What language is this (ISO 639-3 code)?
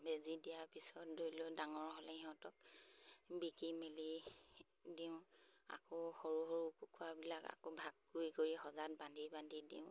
asm